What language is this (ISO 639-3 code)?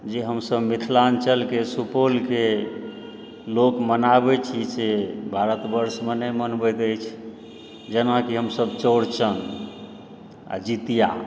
mai